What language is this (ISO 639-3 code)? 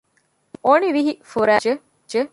div